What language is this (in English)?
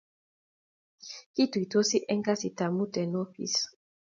Kalenjin